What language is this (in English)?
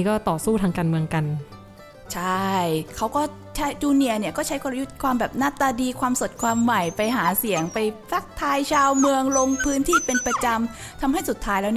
Thai